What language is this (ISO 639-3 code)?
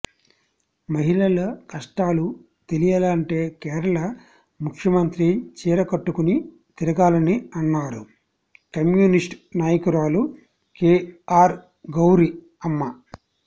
tel